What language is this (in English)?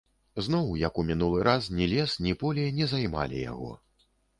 Belarusian